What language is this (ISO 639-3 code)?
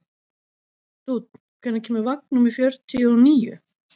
isl